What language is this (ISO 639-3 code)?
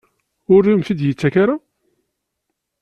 kab